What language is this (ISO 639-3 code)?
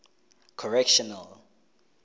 tsn